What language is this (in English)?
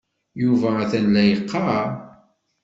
Kabyle